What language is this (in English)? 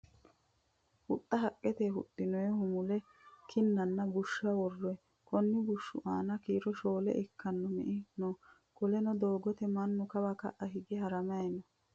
Sidamo